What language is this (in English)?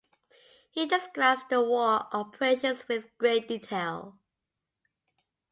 English